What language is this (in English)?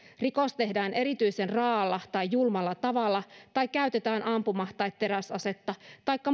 Finnish